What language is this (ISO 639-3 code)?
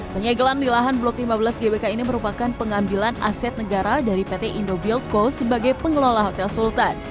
ind